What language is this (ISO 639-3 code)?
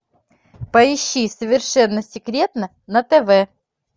rus